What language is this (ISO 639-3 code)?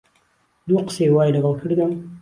ckb